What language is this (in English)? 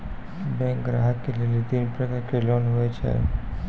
Maithili